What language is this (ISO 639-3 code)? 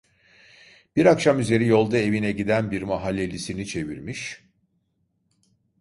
tur